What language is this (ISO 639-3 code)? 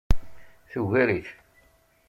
kab